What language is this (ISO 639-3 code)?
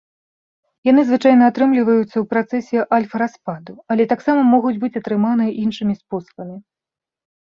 bel